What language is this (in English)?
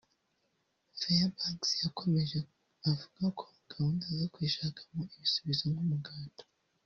Kinyarwanda